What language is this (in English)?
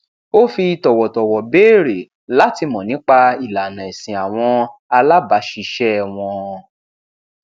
Yoruba